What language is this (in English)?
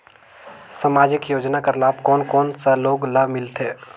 Chhattisgarhi